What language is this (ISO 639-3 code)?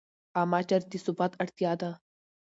pus